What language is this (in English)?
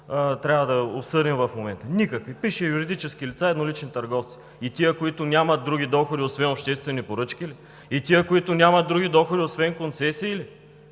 Bulgarian